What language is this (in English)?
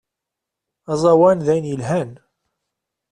Kabyle